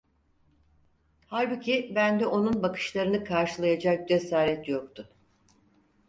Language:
Turkish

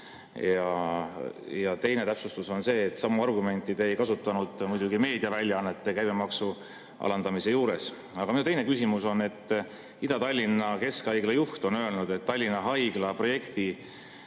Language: Estonian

